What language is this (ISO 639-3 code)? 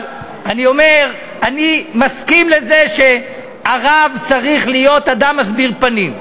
heb